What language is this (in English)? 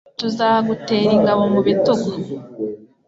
Kinyarwanda